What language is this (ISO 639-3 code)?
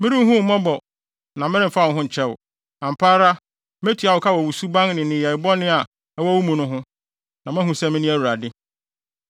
aka